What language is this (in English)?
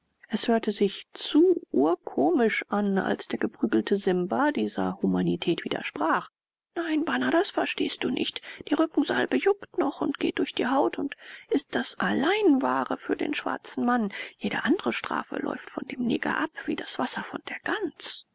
German